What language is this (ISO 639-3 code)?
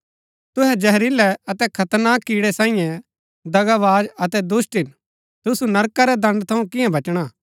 gbk